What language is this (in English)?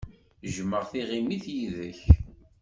Kabyle